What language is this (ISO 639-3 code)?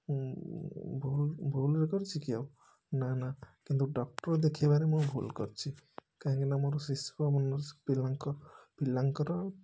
ori